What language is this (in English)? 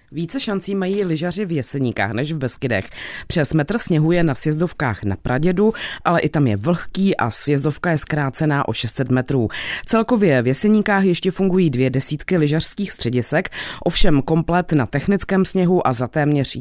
Czech